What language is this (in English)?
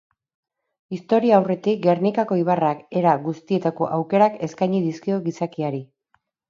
Basque